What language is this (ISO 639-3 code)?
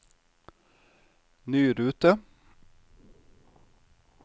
nor